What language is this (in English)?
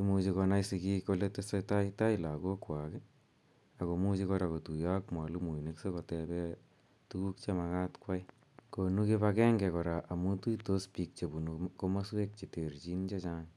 Kalenjin